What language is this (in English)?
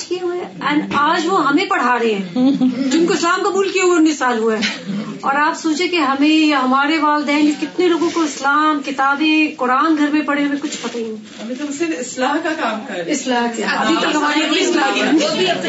Urdu